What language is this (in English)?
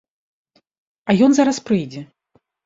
Belarusian